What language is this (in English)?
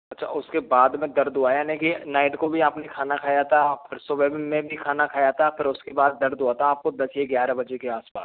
Hindi